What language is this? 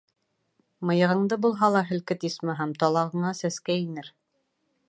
Bashkir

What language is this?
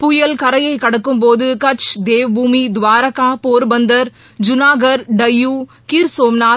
Tamil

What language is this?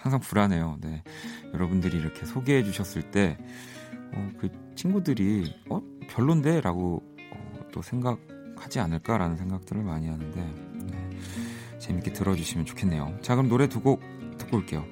Korean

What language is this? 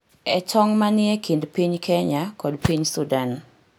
Luo (Kenya and Tanzania)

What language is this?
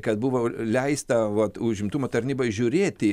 Lithuanian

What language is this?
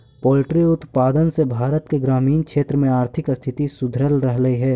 Magahi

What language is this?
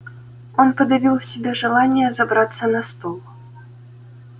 Russian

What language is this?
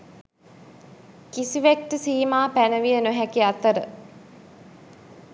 Sinhala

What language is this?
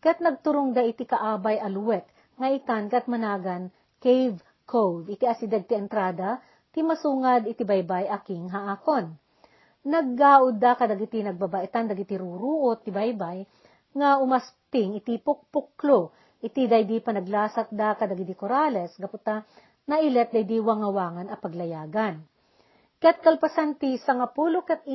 Filipino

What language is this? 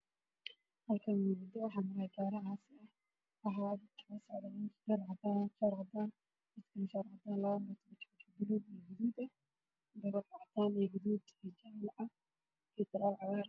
Somali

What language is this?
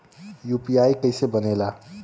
Bhojpuri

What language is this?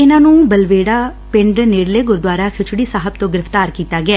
Punjabi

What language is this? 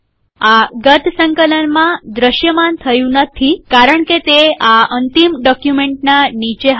Gujarati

